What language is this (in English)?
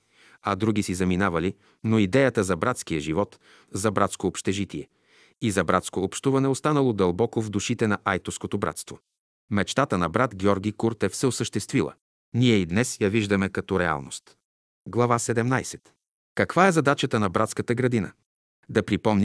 Bulgarian